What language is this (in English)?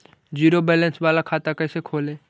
Magahi